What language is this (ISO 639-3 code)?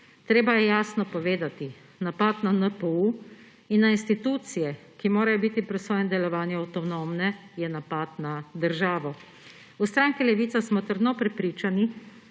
slv